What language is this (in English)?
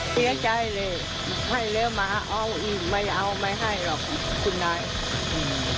Thai